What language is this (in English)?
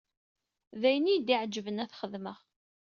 Kabyle